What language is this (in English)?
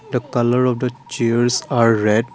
English